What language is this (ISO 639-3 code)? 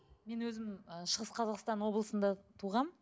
kaz